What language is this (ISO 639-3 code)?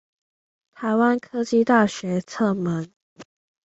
zho